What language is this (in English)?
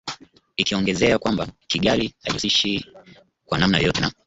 Swahili